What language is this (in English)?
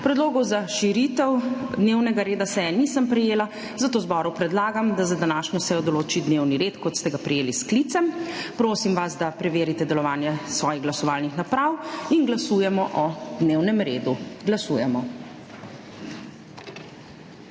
Slovenian